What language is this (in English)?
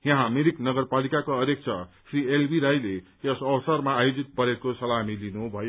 Nepali